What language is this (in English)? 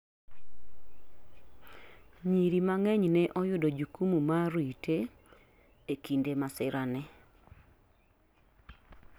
Luo (Kenya and Tanzania)